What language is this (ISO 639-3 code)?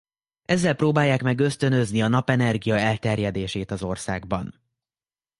hun